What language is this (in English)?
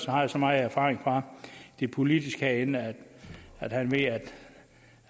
Danish